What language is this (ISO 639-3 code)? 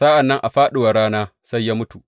hau